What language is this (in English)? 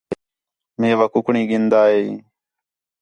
Khetrani